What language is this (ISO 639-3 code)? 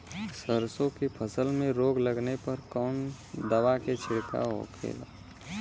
bho